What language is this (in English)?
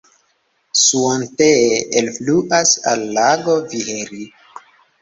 Esperanto